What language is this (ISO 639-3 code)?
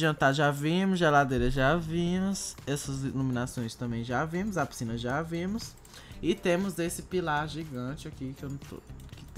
por